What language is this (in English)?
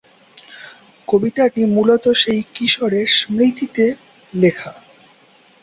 Bangla